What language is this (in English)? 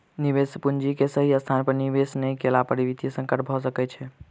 Maithili